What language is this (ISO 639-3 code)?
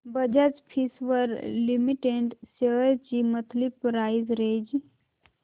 mar